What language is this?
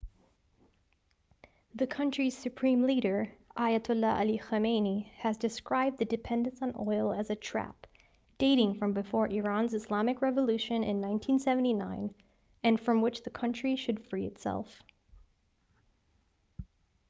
English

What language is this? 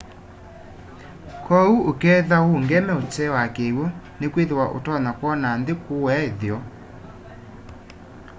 Kamba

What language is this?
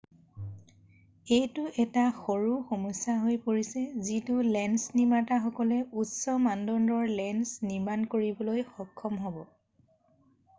Assamese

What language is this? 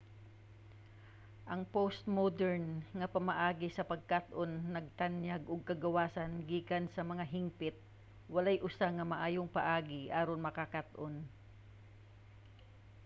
Cebuano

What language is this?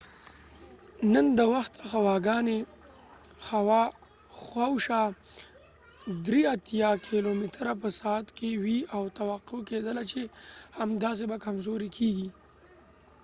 Pashto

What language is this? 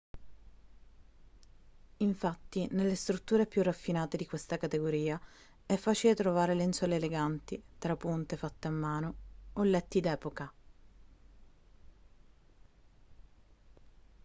Italian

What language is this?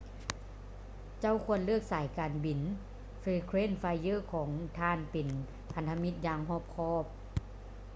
Lao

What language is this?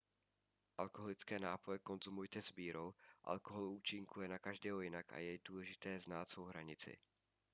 Czech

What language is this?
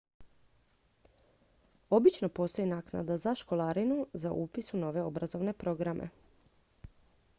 Croatian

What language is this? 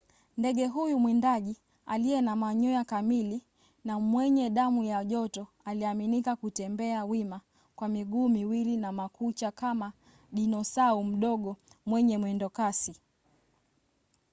Swahili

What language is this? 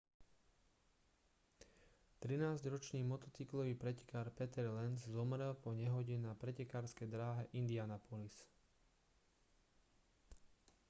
Slovak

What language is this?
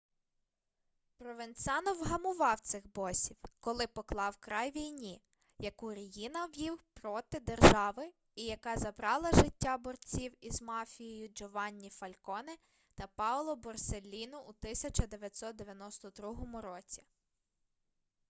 Ukrainian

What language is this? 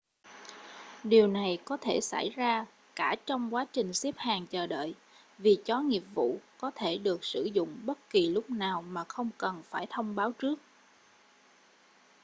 Vietnamese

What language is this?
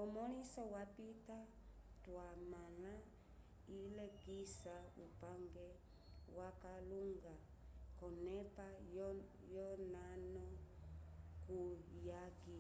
Umbundu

